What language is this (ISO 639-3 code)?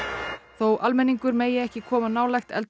isl